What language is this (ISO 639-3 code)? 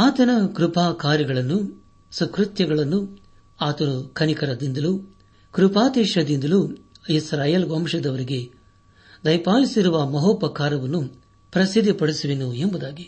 kan